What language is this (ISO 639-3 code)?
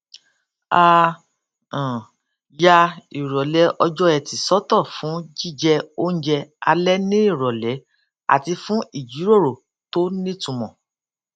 yor